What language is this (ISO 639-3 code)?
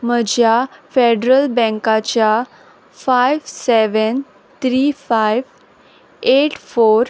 kok